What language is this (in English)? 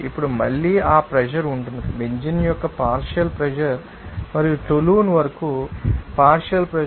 Telugu